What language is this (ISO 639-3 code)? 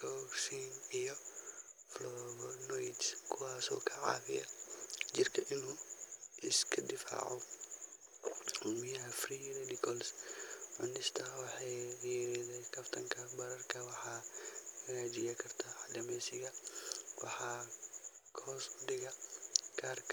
som